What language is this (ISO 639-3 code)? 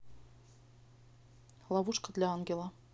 rus